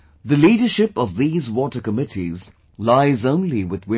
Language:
English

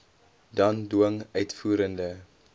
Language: Afrikaans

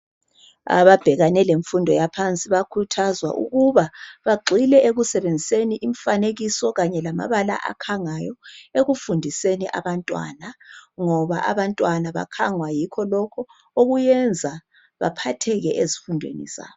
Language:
North Ndebele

